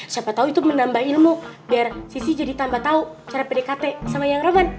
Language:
Indonesian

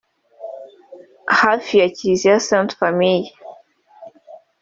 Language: Kinyarwanda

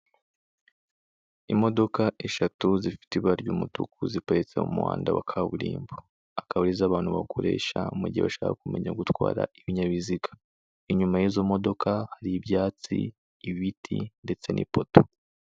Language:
Kinyarwanda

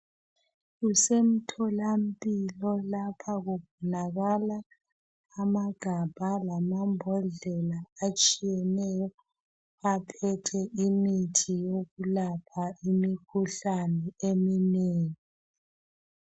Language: North Ndebele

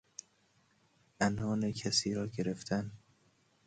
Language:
Persian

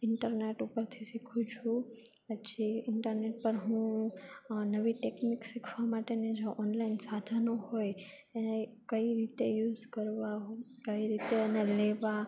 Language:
Gujarati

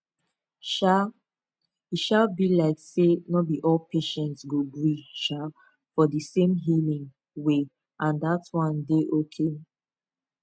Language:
Nigerian Pidgin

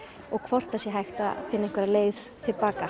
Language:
Icelandic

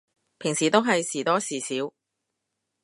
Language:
Cantonese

